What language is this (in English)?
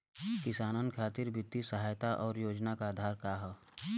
Bhojpuri